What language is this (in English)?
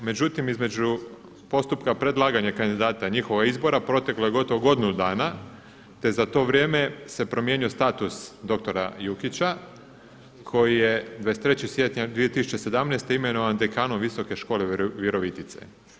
Croatian